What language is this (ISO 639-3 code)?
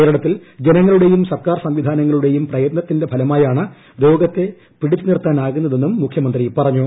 mal